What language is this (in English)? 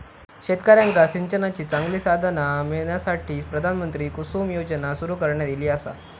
Marathi